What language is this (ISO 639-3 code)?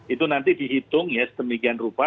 ind